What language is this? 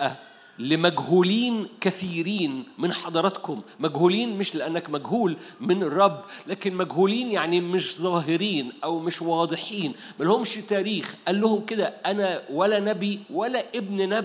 Arabic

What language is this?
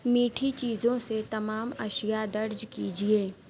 Urdu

